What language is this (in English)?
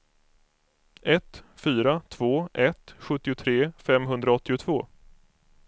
Swedish